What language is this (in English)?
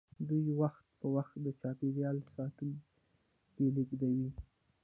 Pashto